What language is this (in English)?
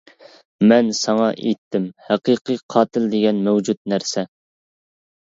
Uyghur